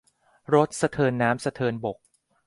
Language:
Thai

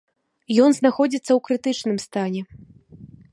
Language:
Belarusian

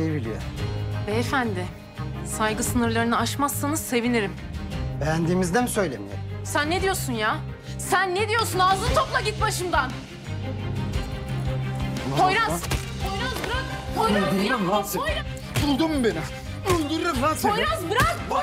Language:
Turkish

